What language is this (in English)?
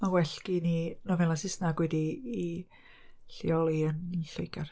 Welsh